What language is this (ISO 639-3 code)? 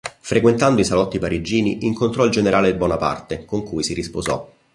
ita